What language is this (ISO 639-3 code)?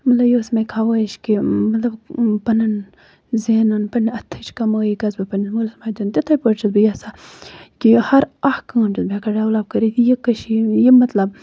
kas